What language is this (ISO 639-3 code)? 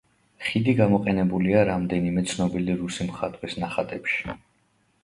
kat